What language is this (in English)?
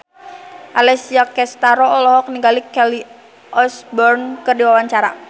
Sundanese